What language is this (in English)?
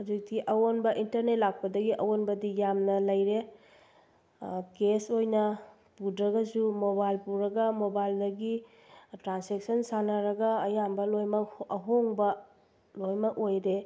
Manipuri